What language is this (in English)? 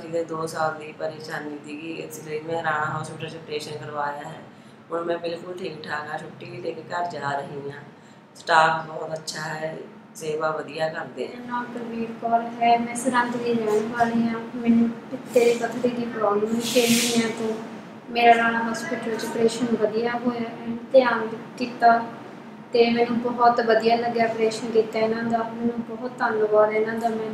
Hindi